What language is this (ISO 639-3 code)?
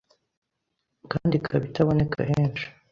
kin